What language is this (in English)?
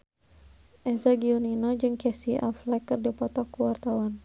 Sundanese